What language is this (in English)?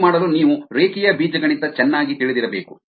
Kannada